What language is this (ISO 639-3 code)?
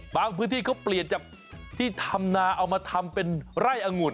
tha